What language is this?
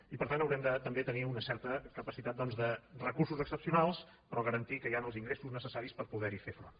Catalan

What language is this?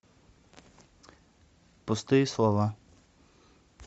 Russian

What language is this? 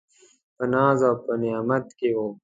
Pashto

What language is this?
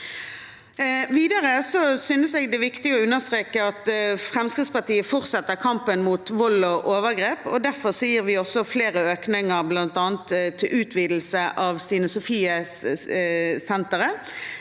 Norwegian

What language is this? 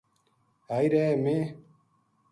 Gujari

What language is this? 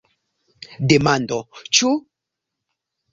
Esperanto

